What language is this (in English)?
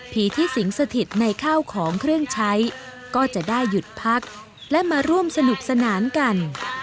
Thai